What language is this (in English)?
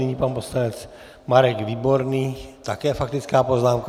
Czech